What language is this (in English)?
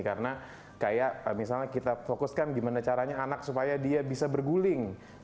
Indonesian